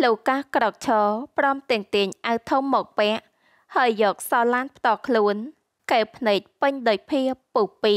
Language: Vietnamese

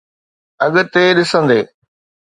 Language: Sindhi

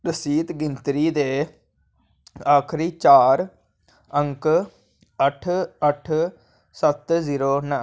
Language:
Dogri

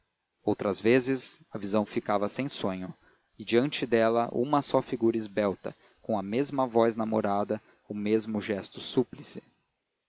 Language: Portuguese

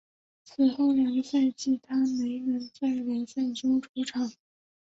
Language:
Chinese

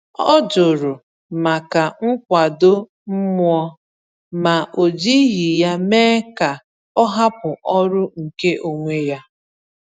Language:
Igbo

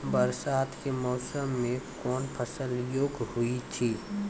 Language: Maithili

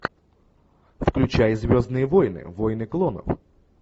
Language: Russian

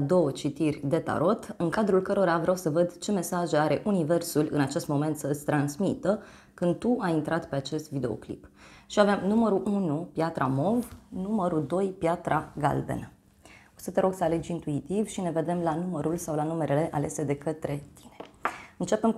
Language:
Romanian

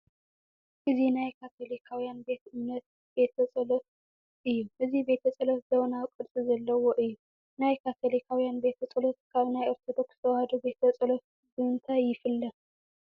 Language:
Tigrinya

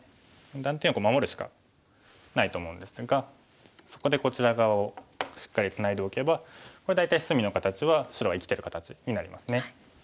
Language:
Japanese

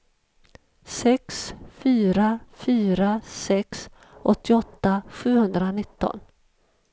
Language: Swedish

